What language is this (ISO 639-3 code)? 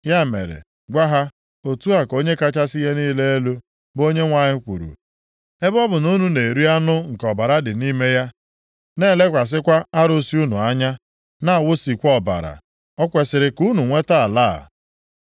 ibo